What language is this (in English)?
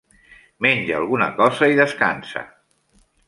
Catalan